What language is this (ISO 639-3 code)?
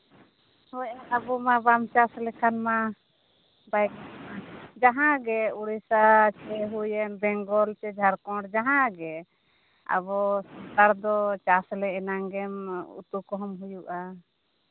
sat